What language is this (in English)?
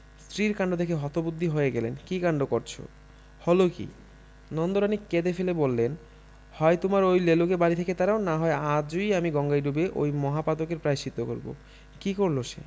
Bangla